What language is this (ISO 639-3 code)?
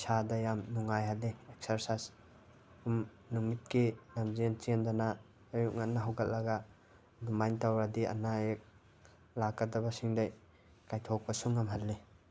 mni